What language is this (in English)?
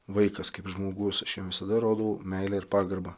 Lithuanian